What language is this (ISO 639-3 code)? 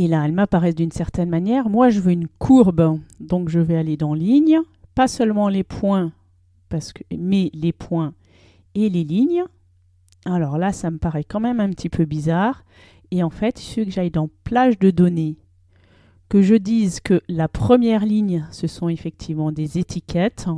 fra